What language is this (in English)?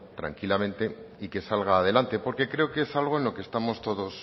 Spanish